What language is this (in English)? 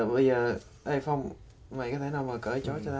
Vietnamese